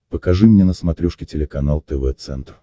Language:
Russian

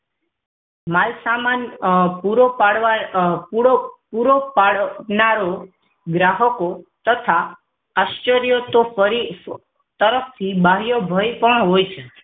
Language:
Gujarati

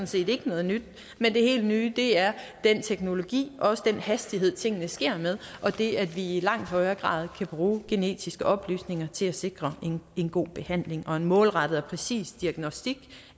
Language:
Danish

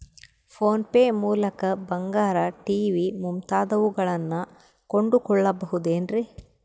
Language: Kannada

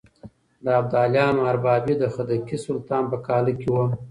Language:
Pashto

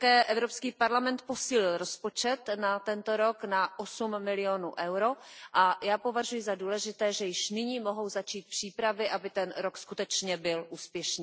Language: Czech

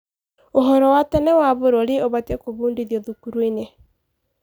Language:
Kikuyu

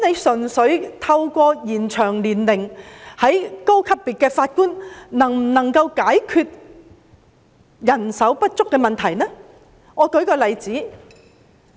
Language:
Cantonese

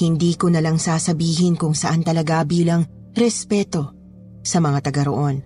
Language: Filipino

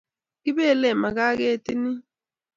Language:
Kalenjin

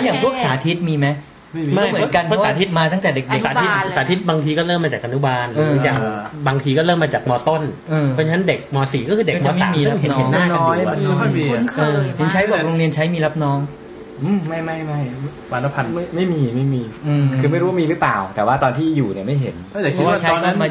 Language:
Thai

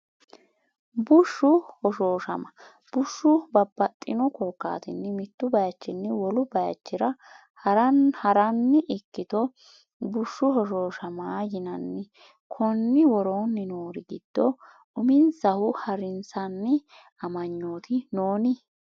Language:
Sidamo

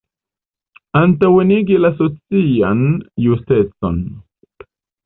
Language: Esperanto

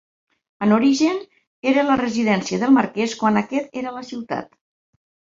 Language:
Catalan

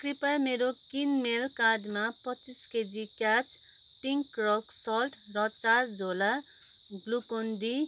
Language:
Nepali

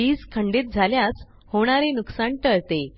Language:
Marathi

